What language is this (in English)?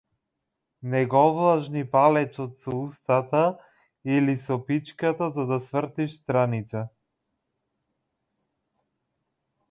Macedonian